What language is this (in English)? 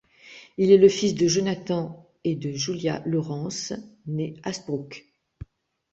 French